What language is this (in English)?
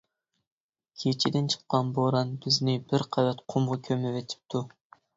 Uyghur